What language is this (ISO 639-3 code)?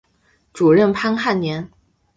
zho